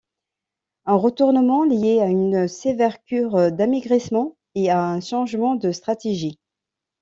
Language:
French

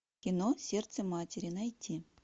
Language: Russian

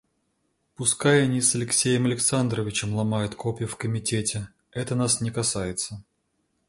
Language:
Russian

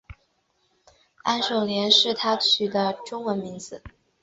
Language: Chinese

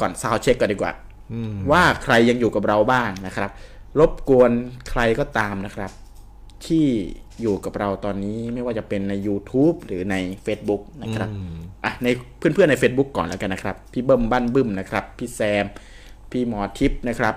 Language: Thai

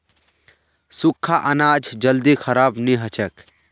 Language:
Magahi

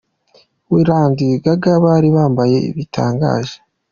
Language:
Kinyarwanda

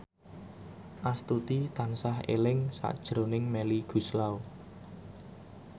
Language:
Javanese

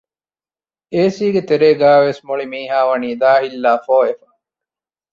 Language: Divehi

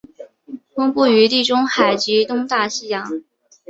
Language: Chinese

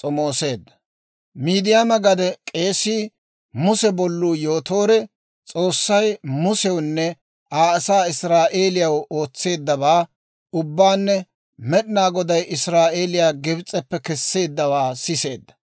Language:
Dawro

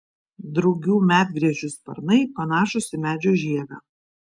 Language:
Lithuanian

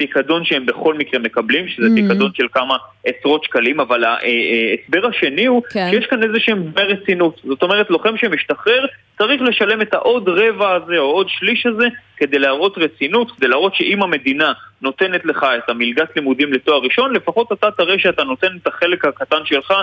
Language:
Hebrew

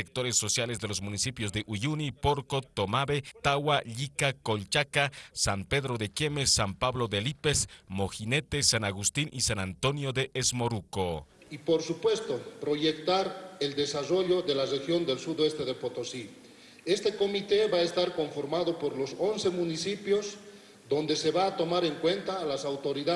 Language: Spanish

